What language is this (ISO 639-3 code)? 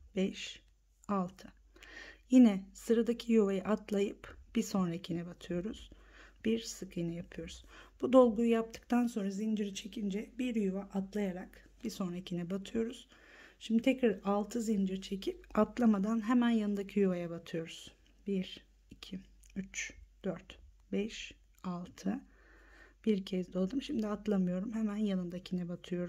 tur